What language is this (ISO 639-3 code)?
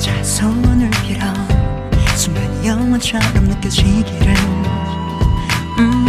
kor